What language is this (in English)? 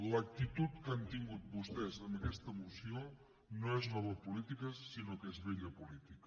Catalan